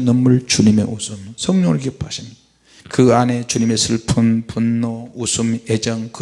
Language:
Korean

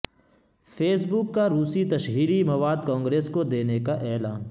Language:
Urdu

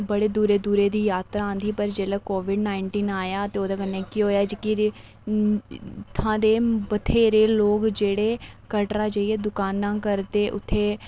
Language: Dogri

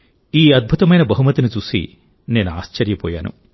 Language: Telugu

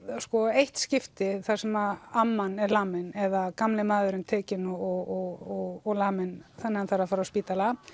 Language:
Icelandic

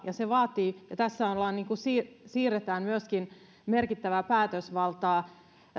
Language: Finnish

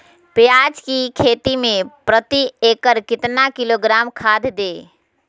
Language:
Magahi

